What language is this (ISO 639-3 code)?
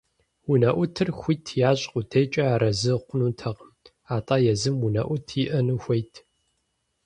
kbd